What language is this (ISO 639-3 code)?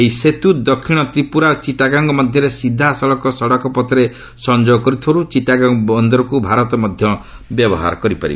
ori